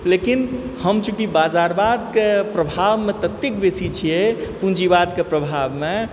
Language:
Maithili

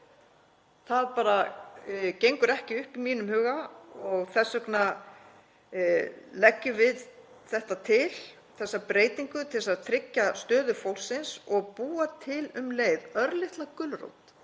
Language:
Icelandic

